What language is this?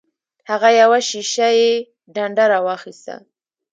Pashto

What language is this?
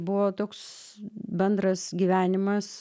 Lithuanian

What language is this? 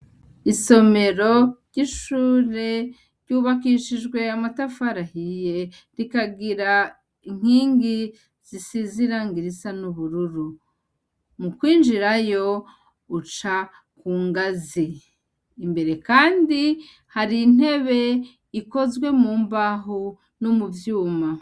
Rundi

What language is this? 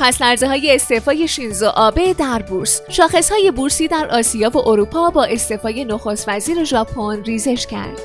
Persian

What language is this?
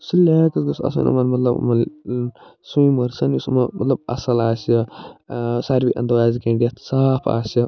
Kashmiri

